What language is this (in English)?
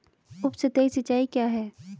Hindi